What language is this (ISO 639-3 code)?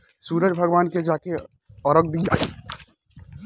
bho